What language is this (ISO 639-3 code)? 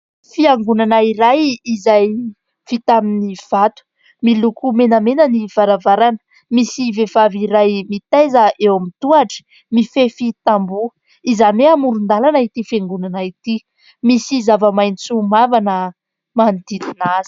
mlg